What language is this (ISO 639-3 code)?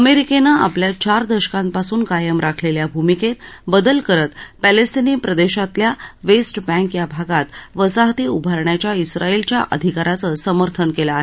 mar